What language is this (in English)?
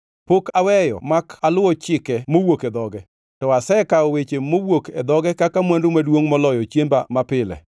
Luo (Kenya and Tanzania)